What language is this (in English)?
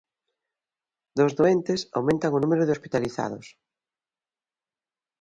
Galician